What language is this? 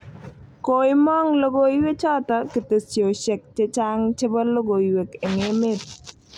Kalenjin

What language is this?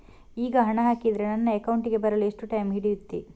Kannada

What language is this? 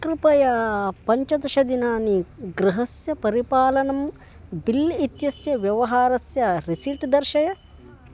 Sanskrit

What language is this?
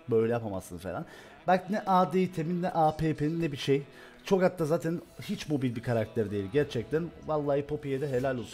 Turkish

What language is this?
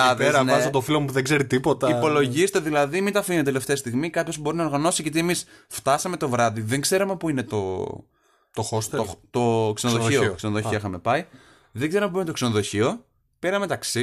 Greek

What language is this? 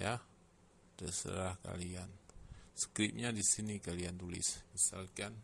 Indonesian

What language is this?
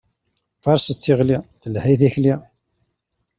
Kabyle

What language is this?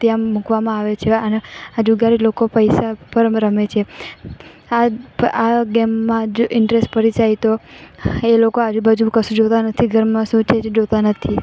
Gujarati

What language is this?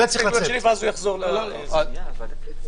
Hebrew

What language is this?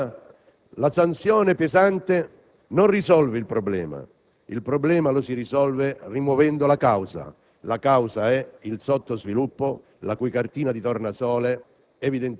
Italian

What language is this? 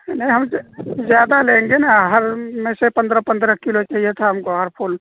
Urdu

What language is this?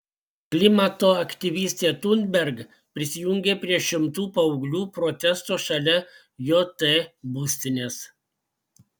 Lithuanian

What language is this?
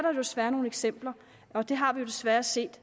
Danish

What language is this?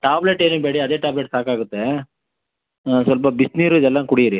Kannada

